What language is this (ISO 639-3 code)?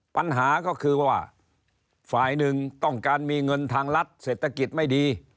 tha